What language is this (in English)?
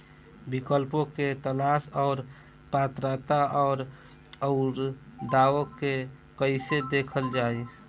Bhojpuri